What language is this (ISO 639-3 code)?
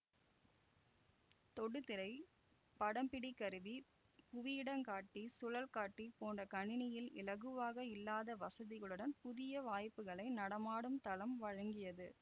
tam